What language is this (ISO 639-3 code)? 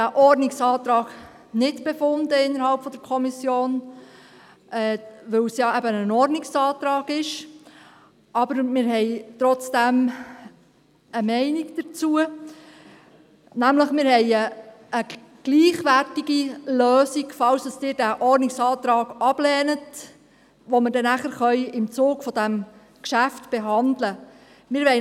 gsw